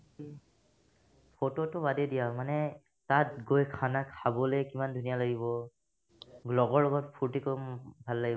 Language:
Assamese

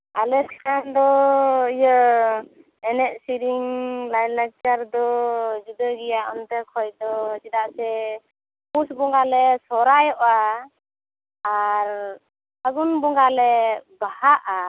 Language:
Santali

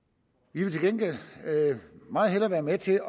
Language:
Danish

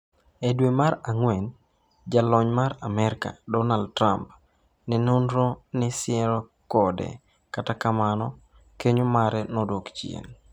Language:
Luo (Kenya and Tanzania)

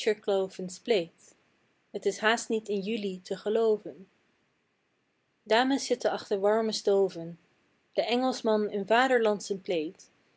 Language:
Dutch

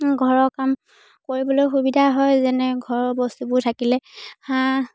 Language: Assamese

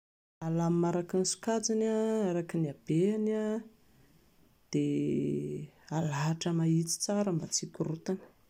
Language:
Malagasy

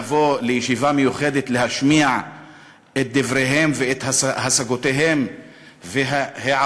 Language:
Hebrew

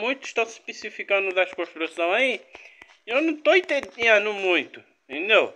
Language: Portuguese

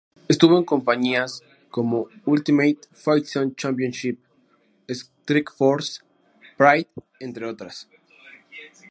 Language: Spanish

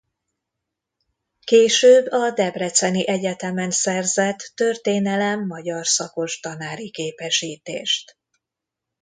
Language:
Hungarian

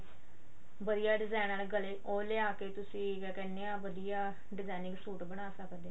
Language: Punjabi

